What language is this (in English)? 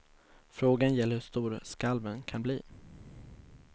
Swedish